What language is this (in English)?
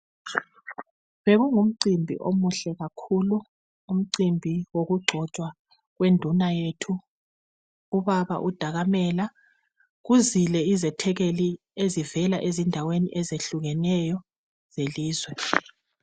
North Ndebele